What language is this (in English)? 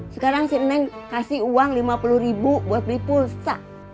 Indonesian